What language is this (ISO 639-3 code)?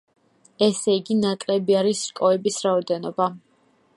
kat